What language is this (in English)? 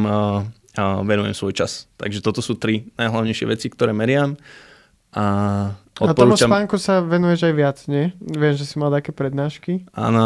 Slovak